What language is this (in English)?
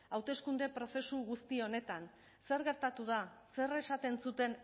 Basque